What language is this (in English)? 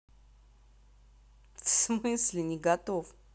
Russian